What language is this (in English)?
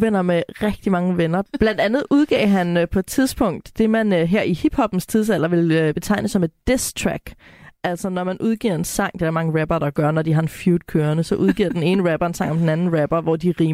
Danish